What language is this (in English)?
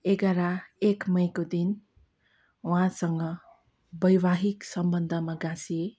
Nepali